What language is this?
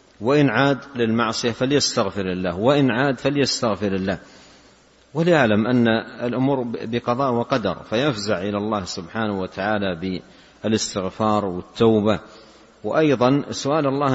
Arabic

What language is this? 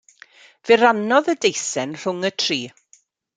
Welsh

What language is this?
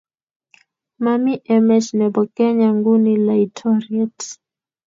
Kalenjin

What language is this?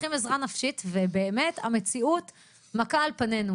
Hebrew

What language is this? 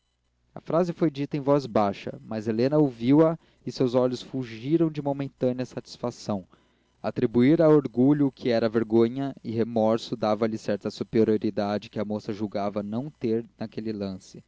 Portuguese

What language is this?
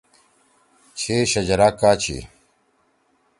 Torwali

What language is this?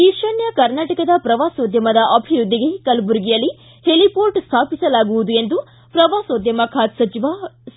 Kannada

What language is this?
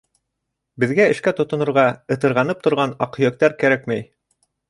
Bashkir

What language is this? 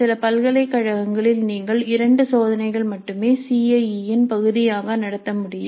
Tamil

